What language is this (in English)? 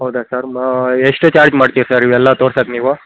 Kannada